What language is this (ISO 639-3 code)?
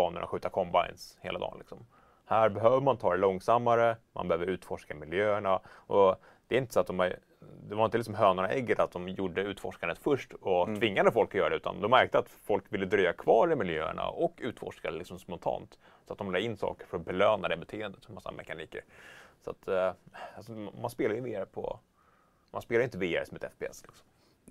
swe